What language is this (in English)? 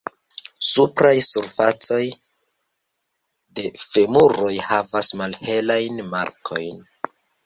Esperanto